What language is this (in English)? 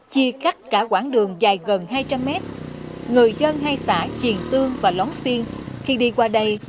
Vietnamese